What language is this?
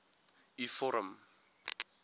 Afrikaans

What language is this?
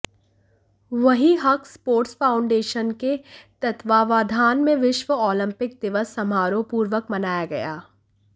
Hindi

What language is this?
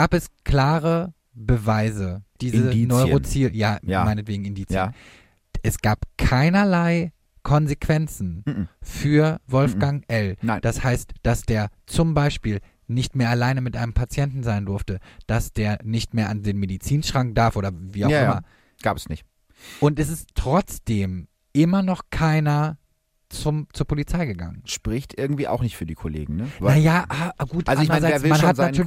German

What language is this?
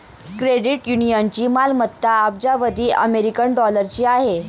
Marathi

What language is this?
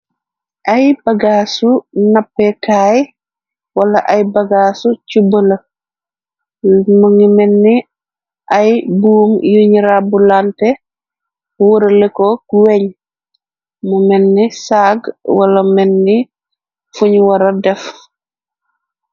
Wolof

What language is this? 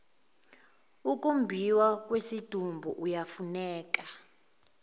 Zulu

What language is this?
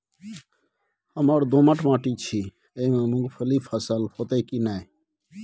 Maithili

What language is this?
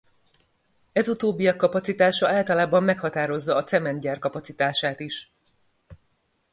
Hungarian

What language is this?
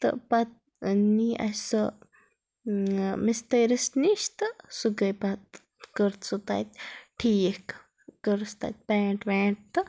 Kashmiri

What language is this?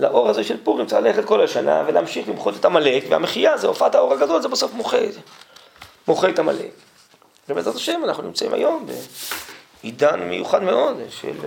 Hebrew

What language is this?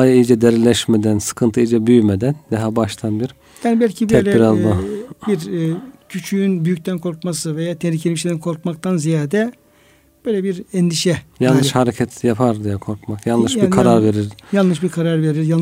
Turkish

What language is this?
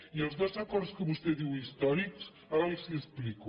Catalan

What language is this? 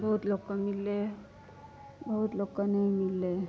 Maithili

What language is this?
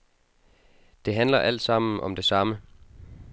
Danish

